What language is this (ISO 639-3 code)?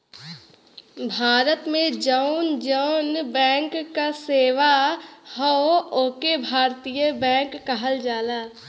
bho